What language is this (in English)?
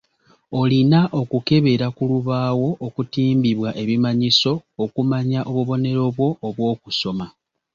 Ganda